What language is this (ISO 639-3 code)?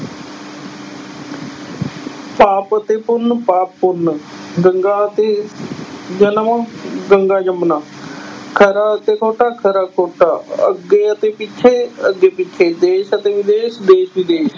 pan